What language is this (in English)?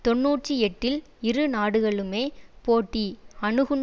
Tamil